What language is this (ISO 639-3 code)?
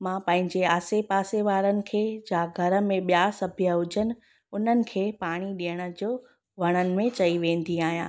snd